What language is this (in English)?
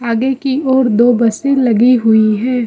Hindi